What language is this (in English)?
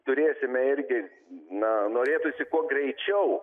Lithuanian